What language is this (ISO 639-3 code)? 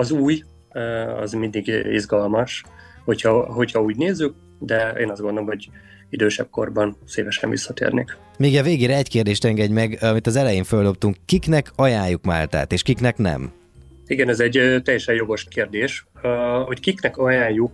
hun